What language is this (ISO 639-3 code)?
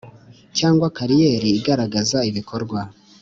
kin